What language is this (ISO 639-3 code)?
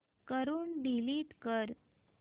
mar